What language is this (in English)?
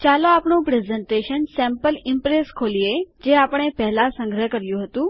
Gujarati